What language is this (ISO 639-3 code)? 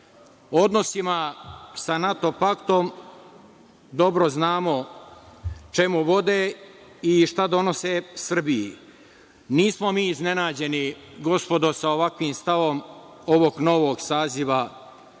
srp